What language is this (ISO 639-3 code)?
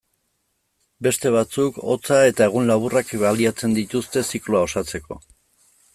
eus